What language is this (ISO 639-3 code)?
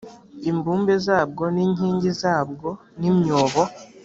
kin